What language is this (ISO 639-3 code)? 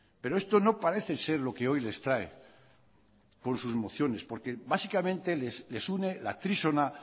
spa